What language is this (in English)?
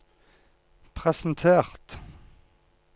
Norwegian